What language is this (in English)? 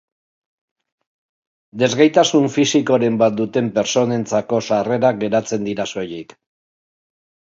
Basque